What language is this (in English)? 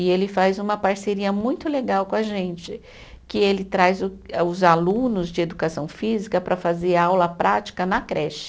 Portuguese